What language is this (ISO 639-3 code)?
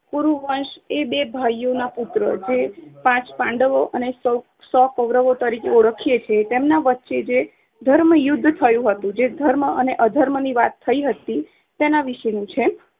guj